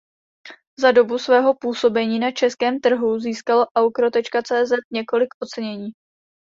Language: Czech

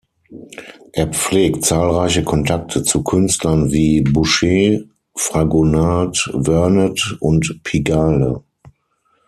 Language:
German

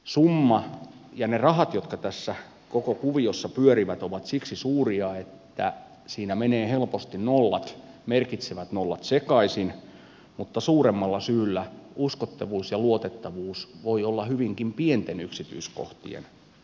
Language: Finnish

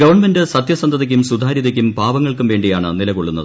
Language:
Malayalam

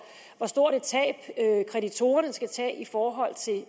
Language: Danish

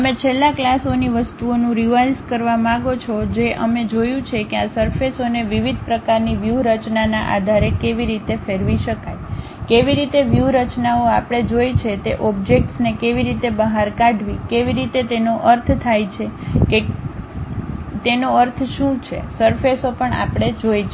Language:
Gujarati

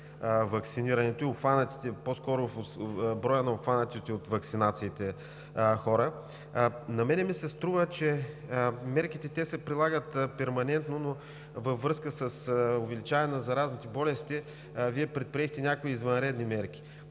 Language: Bulgarian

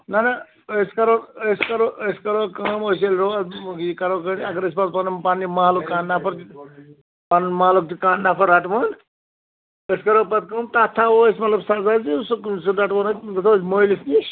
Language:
Kashmiri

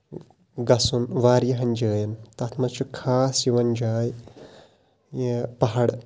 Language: Kashmiri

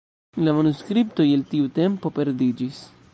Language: Esperanto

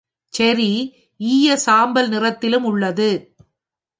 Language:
Tamil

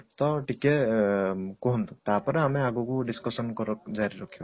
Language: Odia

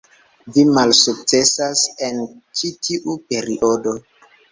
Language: Esperanto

